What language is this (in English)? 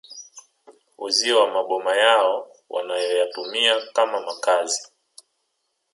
Swahili